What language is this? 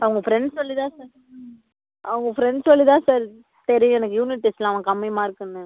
Tamil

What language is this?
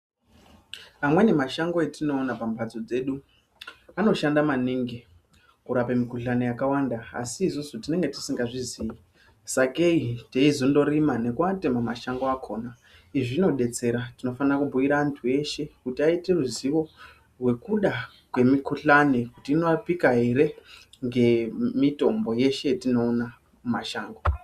Ndau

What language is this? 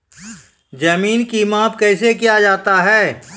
Maithili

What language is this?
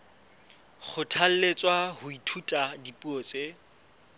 Southern Sotho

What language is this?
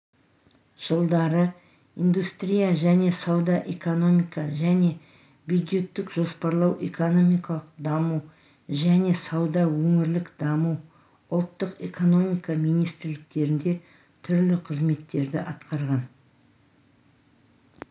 Kazakh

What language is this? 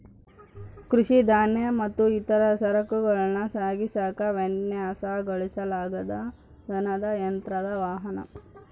Kannada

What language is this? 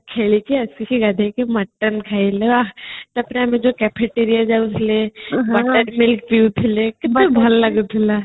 Odia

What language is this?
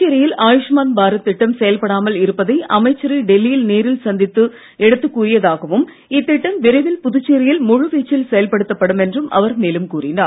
Tamil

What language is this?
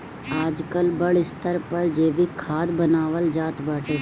Bhojpuri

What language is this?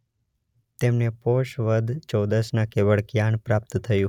Gujarati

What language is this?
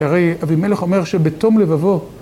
Hebrew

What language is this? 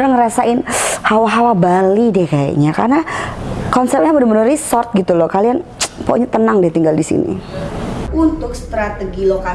Indonesian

